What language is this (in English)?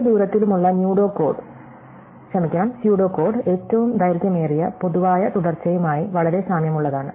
Malayalam